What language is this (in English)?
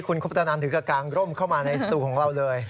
Thai